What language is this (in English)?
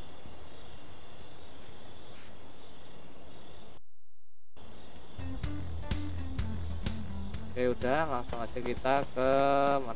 Indonesian